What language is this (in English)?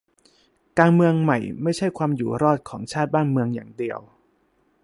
Thai